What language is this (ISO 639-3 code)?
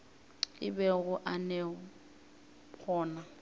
nso